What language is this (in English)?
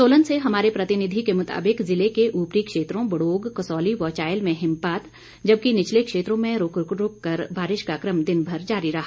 Hindi